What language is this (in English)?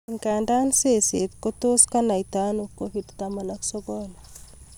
Kalenjin